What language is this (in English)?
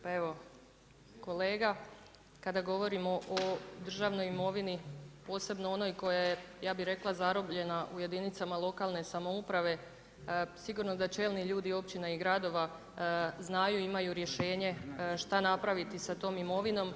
Croatian